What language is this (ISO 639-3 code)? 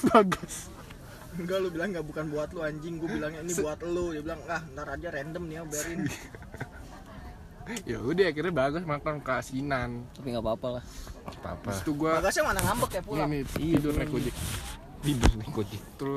ind